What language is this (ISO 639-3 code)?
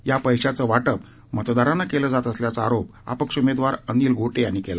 mar